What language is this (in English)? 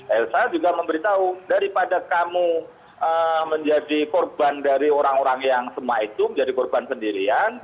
Indonesian